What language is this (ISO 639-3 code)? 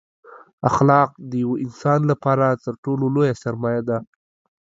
pus